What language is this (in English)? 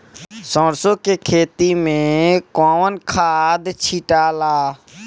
Bhojpuri